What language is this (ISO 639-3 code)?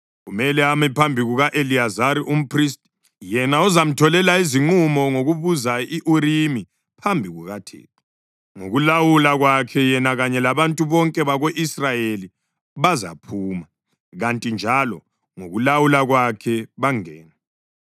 nde